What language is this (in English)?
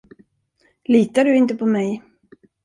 Swedish